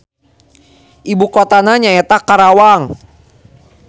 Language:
Sundanese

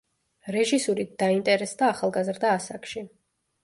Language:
Georgian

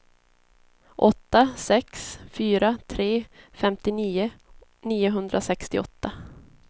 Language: Swedish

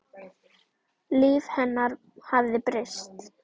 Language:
Icelandic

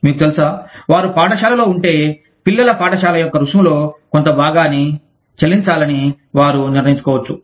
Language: Telugu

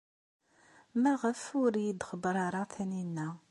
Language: Kabyle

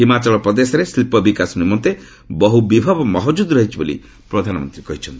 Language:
Odia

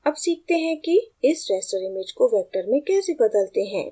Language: Hindi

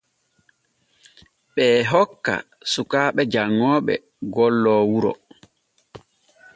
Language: Borgu Fulfulde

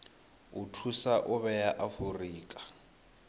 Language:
Venda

